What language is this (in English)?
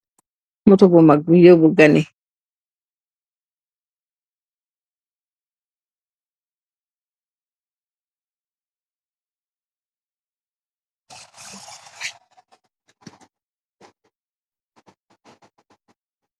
Wolof